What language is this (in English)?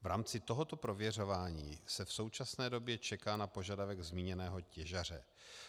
Czech